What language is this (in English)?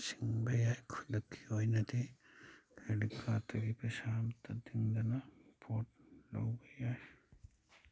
Manipuri